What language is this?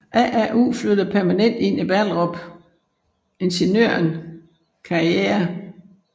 Danish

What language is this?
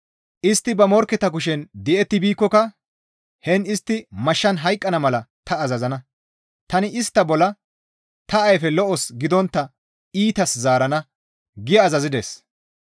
Gamo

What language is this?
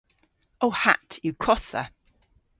Cornish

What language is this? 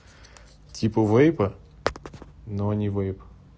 Russian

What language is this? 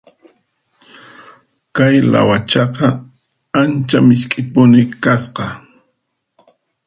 Puno Quechua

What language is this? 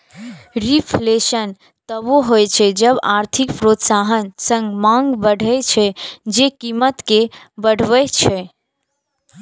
Maithili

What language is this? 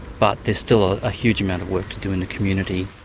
English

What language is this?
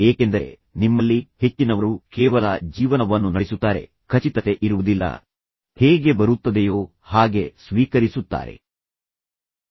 Kannada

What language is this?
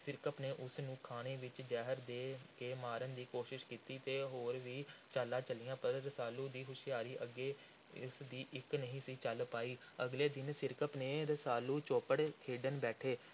Punjabi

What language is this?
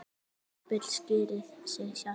Icelandic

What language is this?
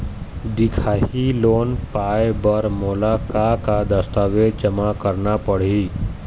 Chhattisgarhi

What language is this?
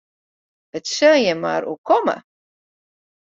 Western Frisian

